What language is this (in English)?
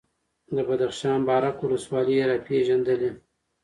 Pashto